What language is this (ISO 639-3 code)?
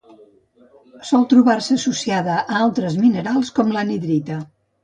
cat